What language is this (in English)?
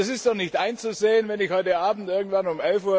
German